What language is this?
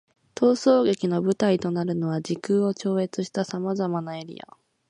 Japanese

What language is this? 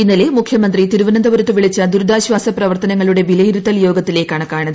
Malayalam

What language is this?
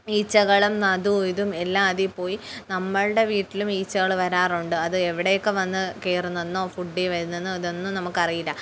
Malayalam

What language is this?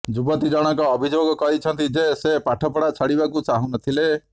Odia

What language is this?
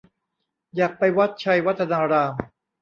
Thai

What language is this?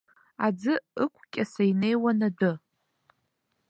Abkhazian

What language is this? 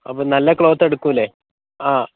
Malayalam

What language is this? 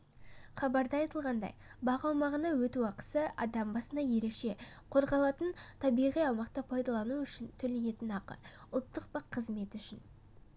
Kazakh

